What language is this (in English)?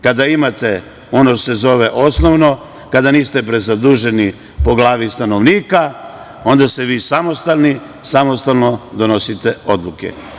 Serbian